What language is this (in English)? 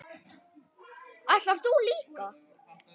Icelandic